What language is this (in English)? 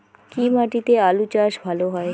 Bangla